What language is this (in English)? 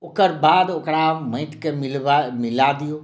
Maithili